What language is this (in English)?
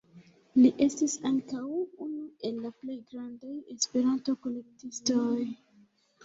Esperanto